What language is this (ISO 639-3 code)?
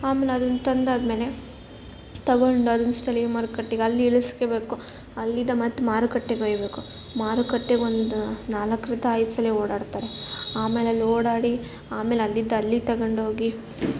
kan